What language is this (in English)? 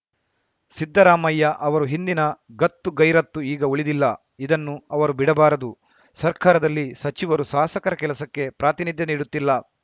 Kannada